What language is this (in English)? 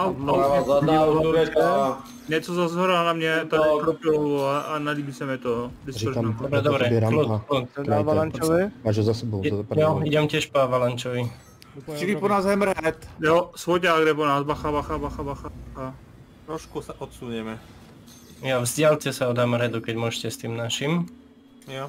Czech